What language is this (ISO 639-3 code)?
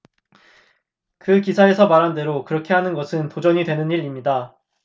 kor